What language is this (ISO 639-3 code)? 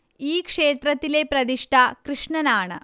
mal